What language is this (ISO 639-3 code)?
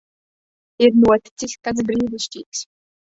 lav